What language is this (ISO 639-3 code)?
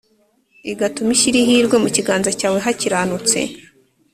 kin